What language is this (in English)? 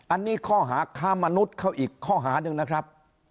Thai